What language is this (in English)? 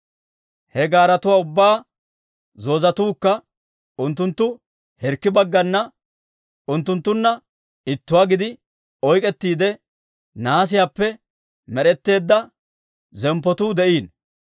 Dawro